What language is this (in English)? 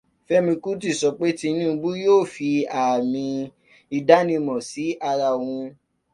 Yoruba